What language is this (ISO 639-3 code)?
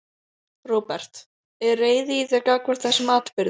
isl